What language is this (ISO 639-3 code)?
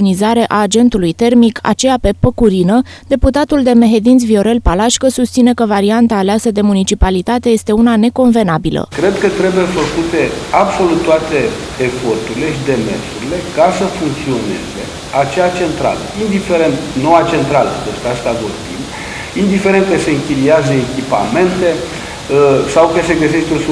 ron